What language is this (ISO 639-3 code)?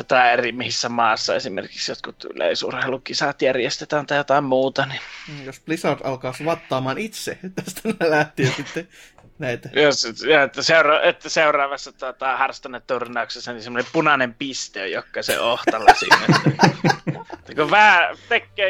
fin